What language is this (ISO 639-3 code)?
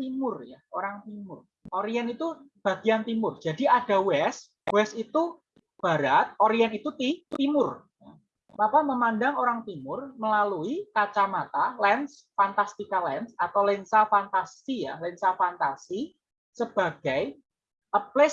ind